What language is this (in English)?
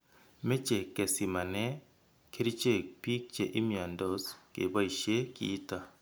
Kalenjin